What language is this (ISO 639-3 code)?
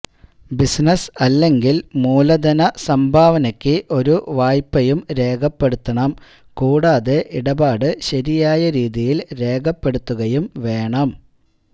mal